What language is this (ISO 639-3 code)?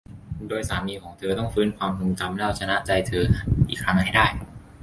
tha